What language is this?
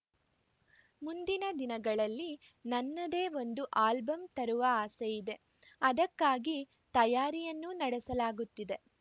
Kannada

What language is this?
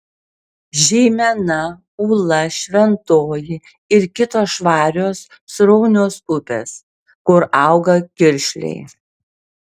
Lithuanian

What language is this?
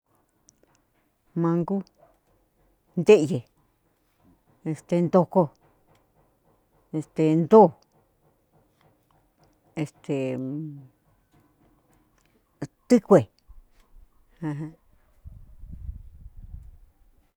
Cuyamecalco Mixtec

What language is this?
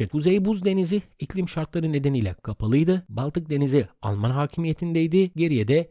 Turkish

